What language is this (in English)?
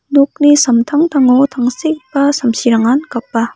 Garo